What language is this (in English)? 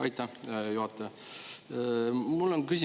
Estonian